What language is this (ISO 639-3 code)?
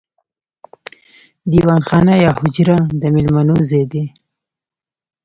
pus